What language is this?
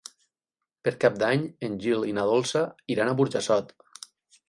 Catalan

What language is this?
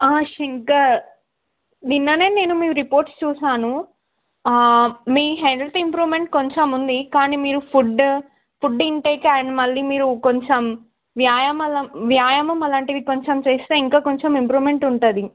Telugu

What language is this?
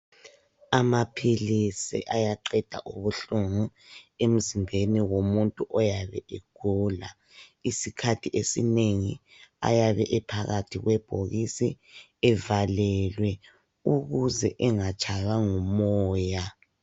North Ndebele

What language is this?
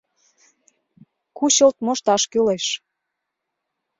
Mari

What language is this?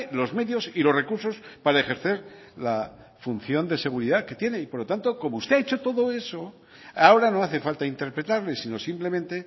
Spanish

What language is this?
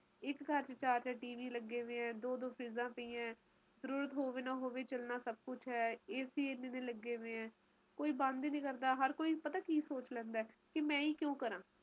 Punjabi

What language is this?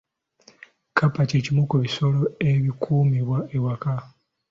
Ganda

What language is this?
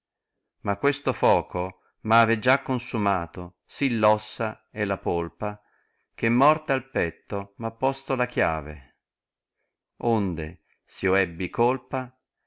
Italian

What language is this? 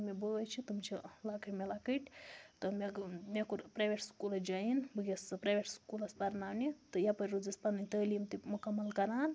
Kashmiri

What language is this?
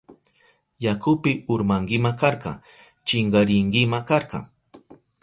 Southern Pastaza Quechua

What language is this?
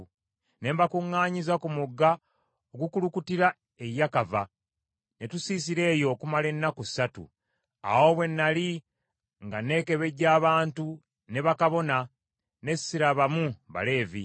Ganda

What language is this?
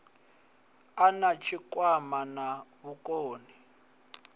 Venda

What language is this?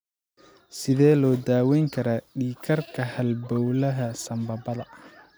Somali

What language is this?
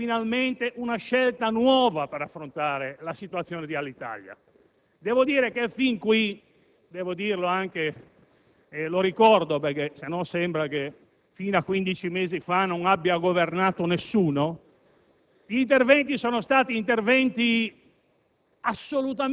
Italian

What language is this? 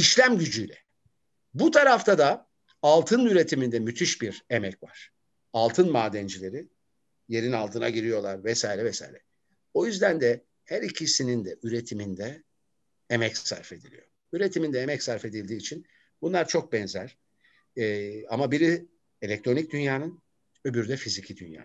Turkish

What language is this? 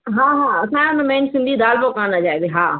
Sindhi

